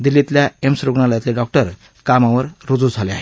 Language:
Marathi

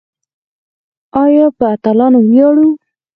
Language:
Pashto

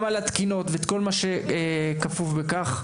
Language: Hebrew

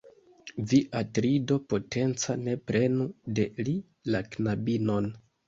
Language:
Esperanto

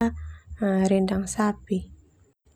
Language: Termanu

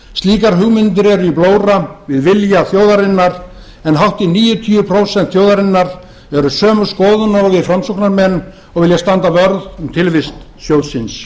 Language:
Icelandic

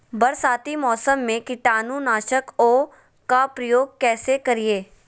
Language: Magahi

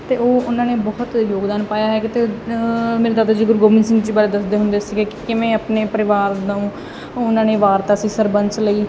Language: Punjabi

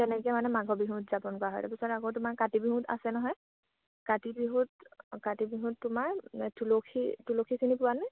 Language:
Assamese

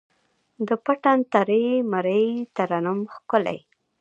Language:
Pashto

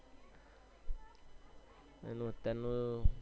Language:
Gujarati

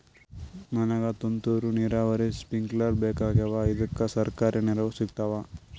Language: Kannada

